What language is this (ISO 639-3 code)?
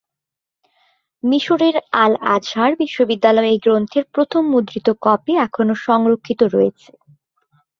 ben